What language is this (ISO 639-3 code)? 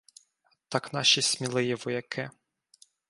ukr